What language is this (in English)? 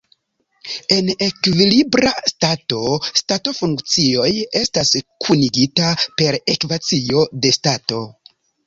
Esperanto